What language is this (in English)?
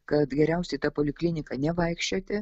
Lithuanian